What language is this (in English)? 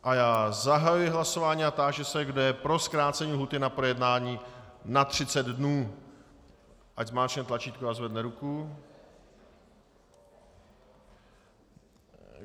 Czech